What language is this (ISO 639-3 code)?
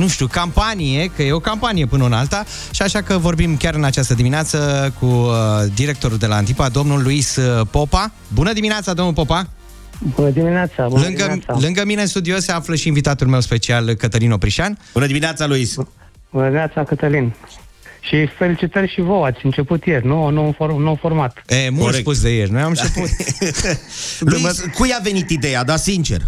ron